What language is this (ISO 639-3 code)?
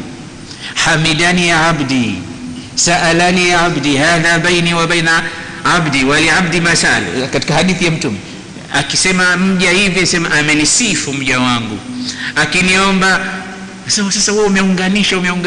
swa